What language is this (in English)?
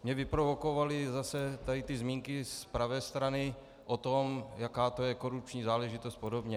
Czech